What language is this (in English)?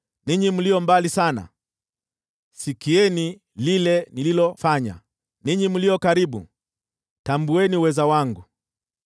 Swahili